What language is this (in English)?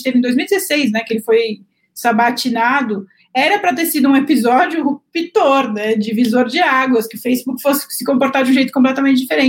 Portuguese